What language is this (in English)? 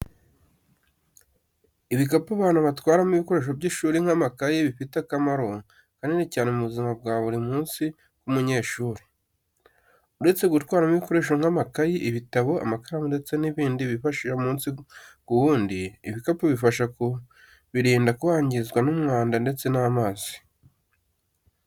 Kinyarwanda